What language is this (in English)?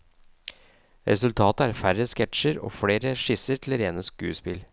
Norwegian